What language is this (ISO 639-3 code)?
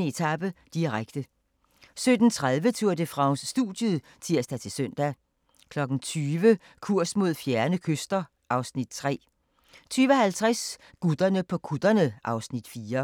dan